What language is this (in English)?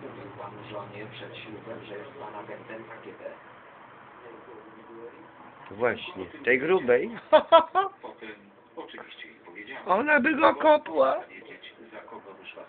Polish